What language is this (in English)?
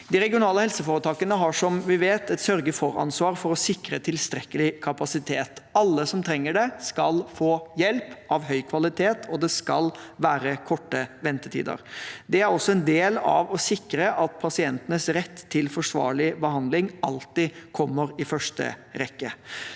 Norwegian